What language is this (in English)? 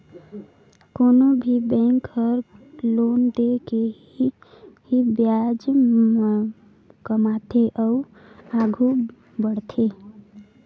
Chhattisgarhi